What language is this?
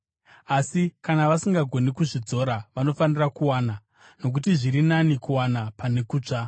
Shona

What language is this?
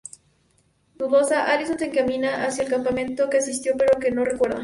Spanish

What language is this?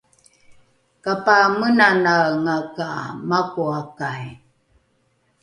Rukai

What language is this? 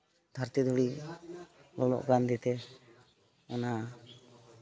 Santali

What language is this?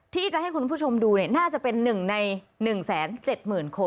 Thai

